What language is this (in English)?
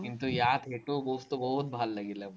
Assamese